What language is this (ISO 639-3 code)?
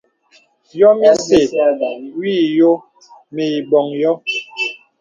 beb